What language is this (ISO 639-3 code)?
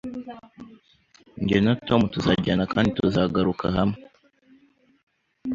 kin